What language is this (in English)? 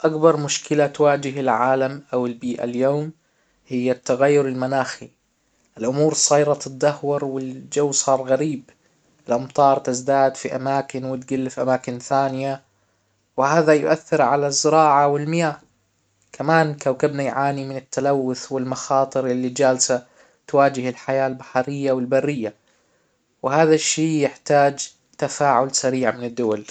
Hijazi Arabic